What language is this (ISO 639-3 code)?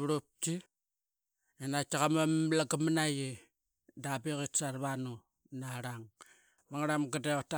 byx